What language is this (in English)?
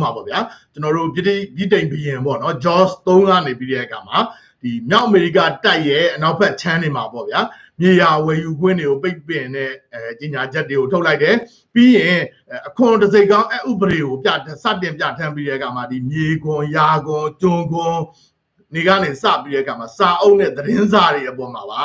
Thai